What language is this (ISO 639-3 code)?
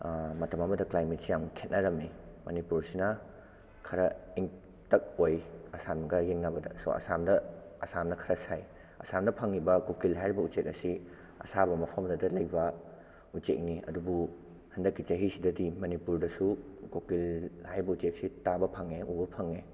mni